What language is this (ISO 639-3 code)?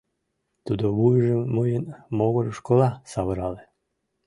chm